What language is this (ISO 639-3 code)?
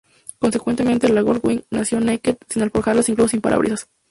spa